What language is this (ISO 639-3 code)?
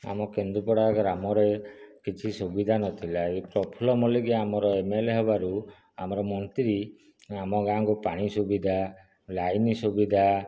ori